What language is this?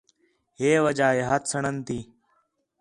Khetrani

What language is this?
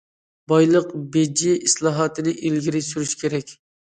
Uyghur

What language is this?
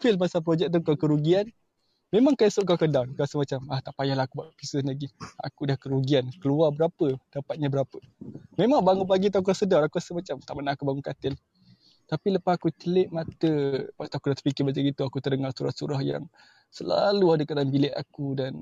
Malay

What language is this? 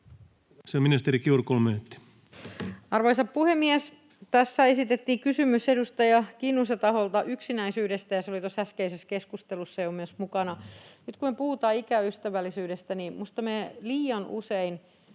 Finnish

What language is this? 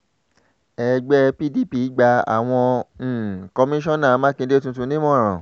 Yoruba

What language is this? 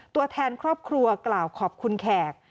Thai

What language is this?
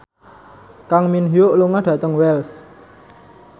Javanese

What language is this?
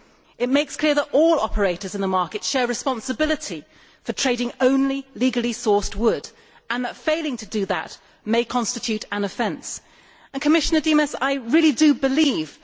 English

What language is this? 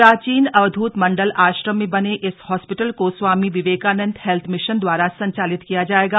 Hindi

